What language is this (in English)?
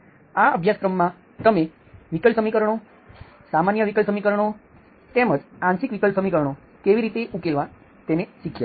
Gujarati